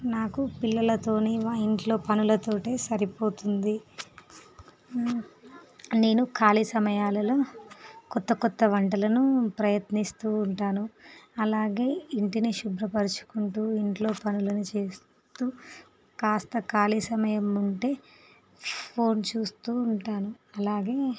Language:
Telugu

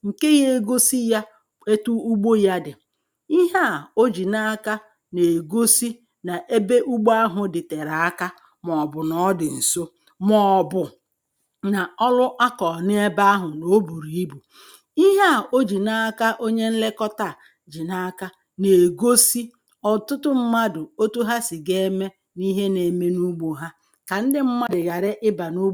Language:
Igbo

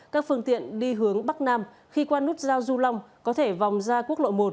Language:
Vietnamese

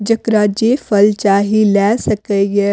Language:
Maithili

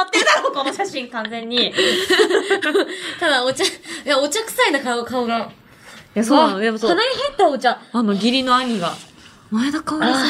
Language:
Japanese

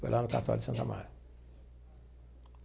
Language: Portuguese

